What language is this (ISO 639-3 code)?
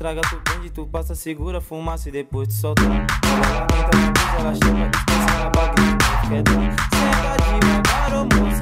ron